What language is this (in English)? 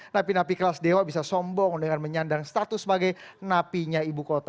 Indonesian